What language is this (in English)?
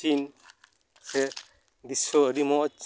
Santali